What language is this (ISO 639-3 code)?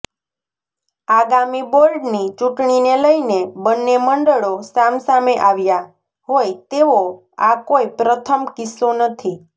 guj